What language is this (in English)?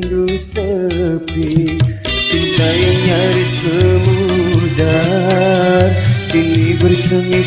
Indonesian